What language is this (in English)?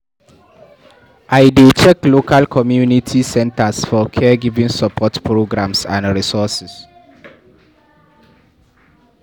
Nigerian Pidgin